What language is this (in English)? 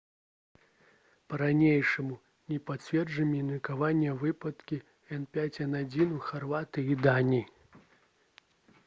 Belarusian